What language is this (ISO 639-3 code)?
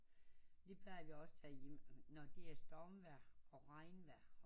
dan